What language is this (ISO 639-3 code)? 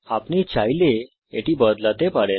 ben